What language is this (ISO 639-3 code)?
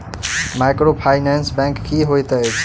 mai